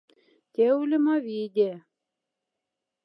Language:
Moksha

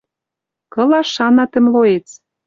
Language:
Western Mari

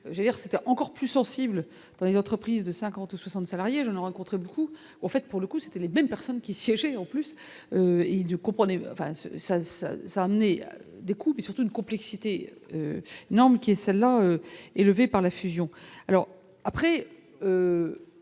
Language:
French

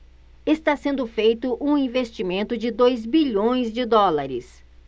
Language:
Portuguese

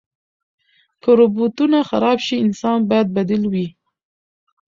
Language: Pashto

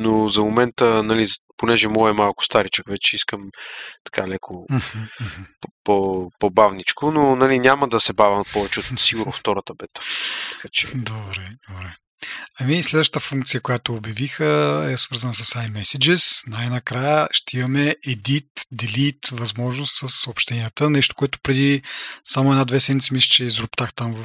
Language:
Bulgarian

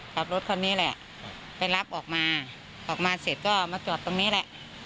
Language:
Thai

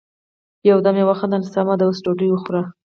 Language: Pashto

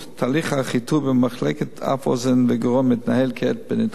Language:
Hebrew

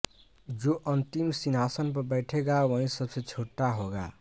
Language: Hindi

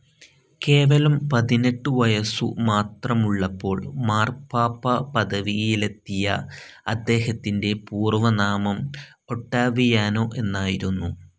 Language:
Malayalam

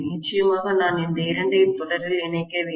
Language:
Tamil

